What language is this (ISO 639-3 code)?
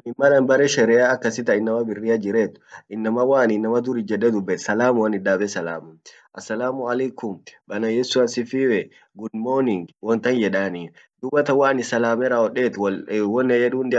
orc